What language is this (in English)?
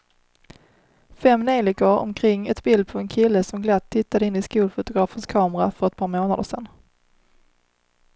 Swedish